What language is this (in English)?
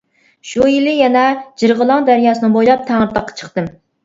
Uyghur